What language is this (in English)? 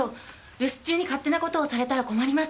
Japanese